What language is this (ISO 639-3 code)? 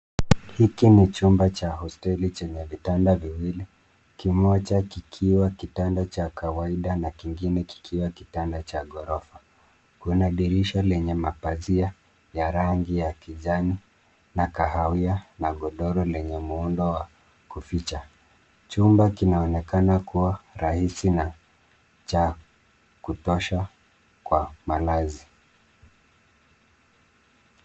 swa